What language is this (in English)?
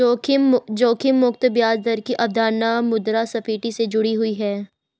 Hindi